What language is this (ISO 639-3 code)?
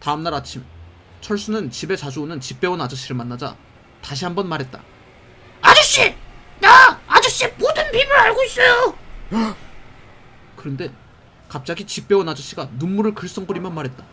kor